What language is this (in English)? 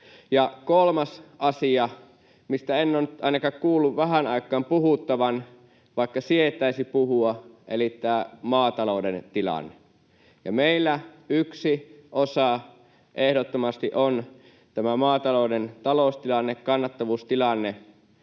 Finnish